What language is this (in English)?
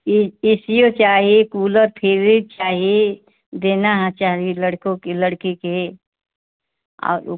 Hindi